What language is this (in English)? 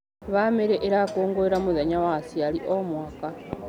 Kikuyu